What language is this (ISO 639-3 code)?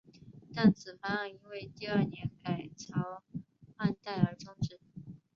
zho